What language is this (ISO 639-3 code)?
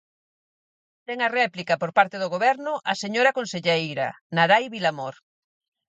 glg